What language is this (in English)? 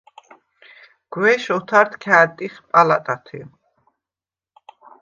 Svan